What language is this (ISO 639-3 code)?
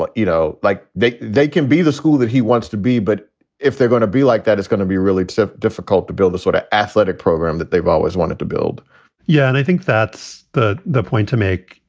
eng